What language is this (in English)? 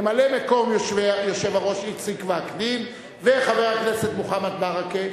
Hebrew